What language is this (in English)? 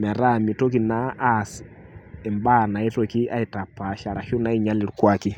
Masai